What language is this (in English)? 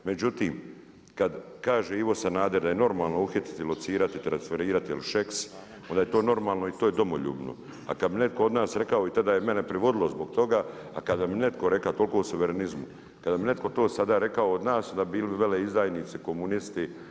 Croatian